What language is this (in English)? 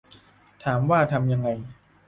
Thai